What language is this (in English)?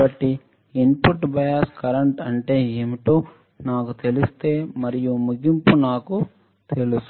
Telugu